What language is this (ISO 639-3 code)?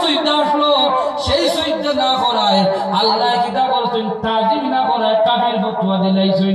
ara